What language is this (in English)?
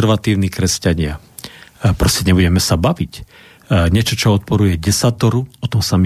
Slovak